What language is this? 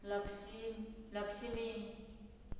Konkani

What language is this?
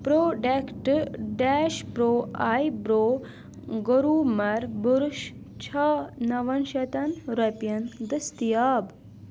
Kashmiri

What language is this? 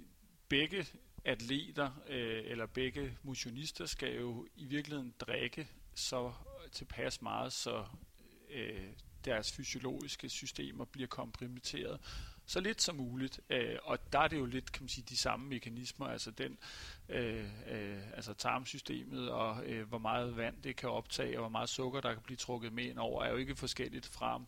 Danish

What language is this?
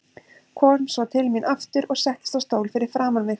Icelandic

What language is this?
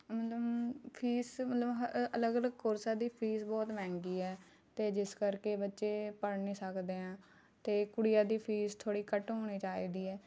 Punjabi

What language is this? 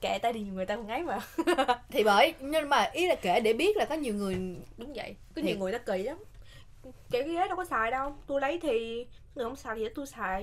Vietnamese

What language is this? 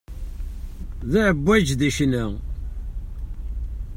Kabyle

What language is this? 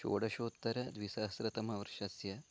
Sanskrit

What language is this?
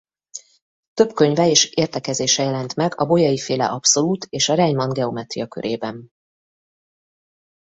Hungarian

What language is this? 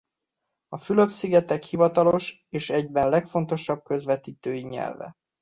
Hungarian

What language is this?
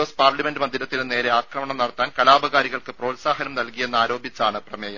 Malayalam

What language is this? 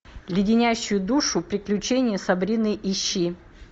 Russian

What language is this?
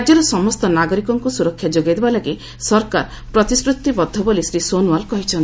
Odia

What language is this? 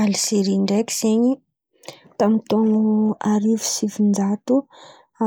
Antankarana Malagasy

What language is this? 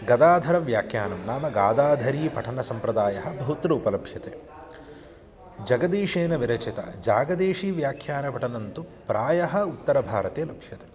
Sanskrit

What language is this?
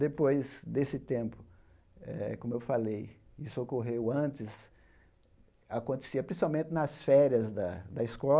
Portuguese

